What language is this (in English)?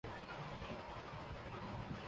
Urdu